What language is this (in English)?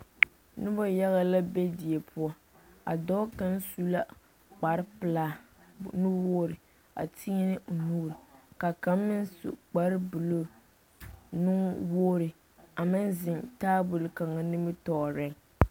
Southern Dagaare